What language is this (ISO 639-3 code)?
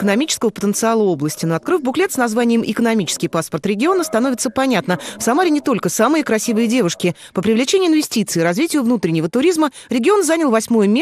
rus